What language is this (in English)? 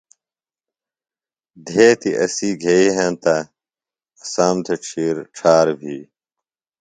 Phalura